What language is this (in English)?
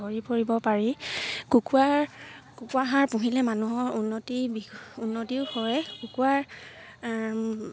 Assamese